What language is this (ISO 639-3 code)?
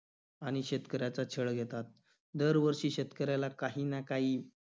mar